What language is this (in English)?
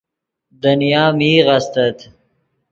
Yidgha